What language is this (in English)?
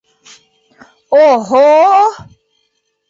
Bashkir